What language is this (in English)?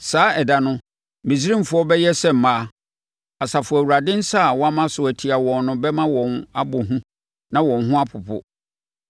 Akan